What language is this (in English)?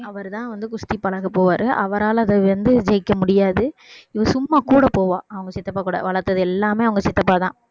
Tamil